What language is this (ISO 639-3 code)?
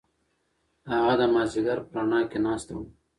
pus